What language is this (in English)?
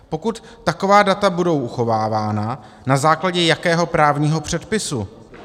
Czech